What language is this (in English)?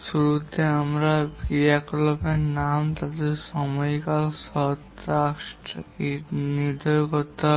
Bangla